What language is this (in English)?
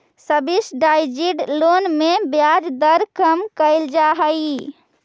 Magahi